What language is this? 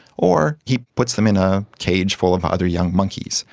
English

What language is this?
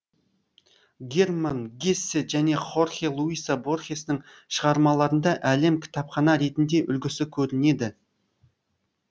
Kazakh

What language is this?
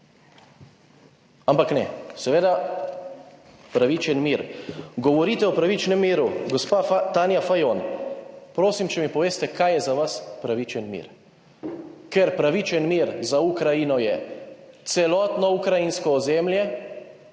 Slovenian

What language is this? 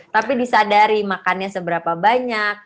Indonesian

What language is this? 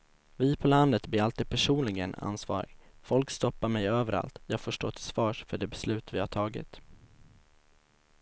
Swedish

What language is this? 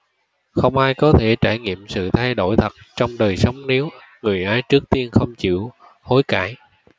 Vietnamese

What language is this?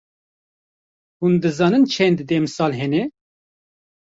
Kurdish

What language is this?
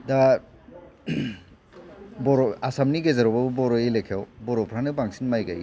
Bodo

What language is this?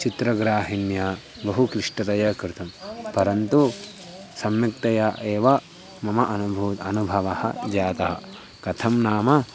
Sanskrit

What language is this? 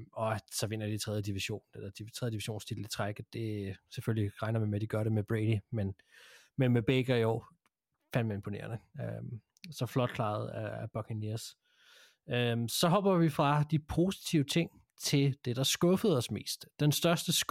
Danish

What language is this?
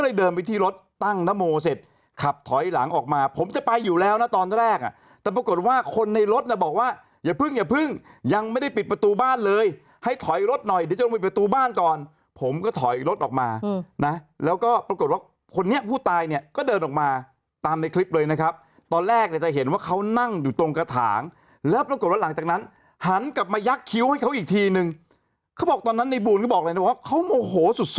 Thai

